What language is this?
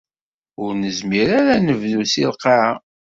Kabyle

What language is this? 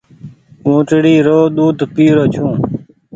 Goaria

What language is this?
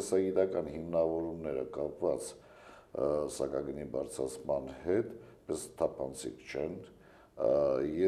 Turkish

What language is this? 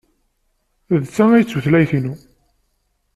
Kabyle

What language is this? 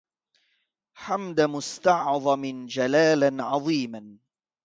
Arabic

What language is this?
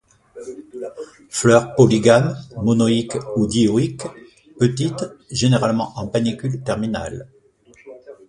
French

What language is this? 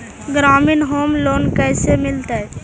Magahi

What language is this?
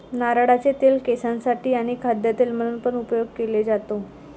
Marathi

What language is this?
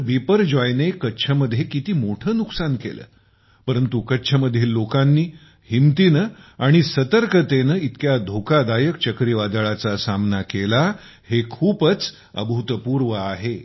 Marathi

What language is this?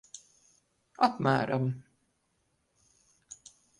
Latvian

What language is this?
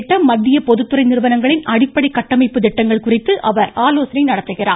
Tamil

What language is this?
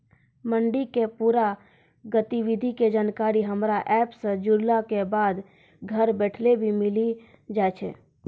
Maithili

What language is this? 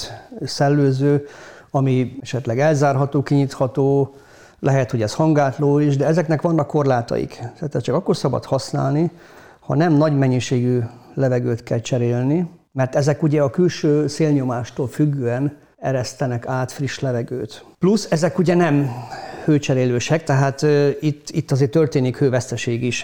Hungarian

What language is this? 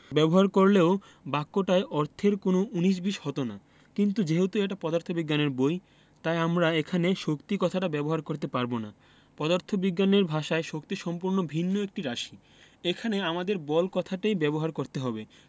Bangla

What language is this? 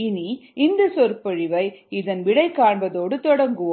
Tamil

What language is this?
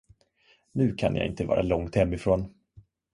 Swedish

